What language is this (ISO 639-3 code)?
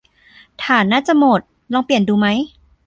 tha